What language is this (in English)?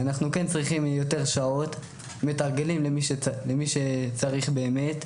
Hebrew